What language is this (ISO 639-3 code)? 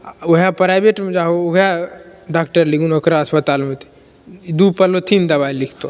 mai